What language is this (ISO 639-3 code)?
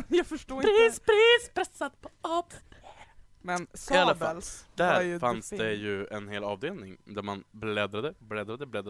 swe